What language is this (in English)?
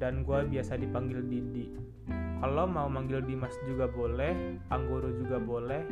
Indonesian